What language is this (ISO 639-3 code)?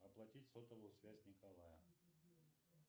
rus